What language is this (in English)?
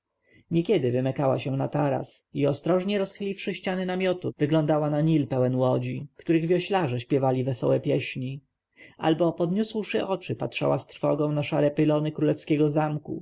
Polish